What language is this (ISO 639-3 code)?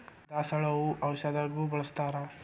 kan